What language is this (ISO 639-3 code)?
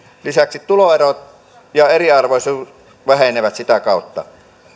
fin